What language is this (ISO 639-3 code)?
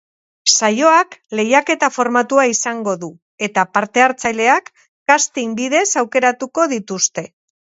eus